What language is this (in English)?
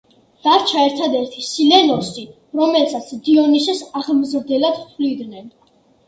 Georgian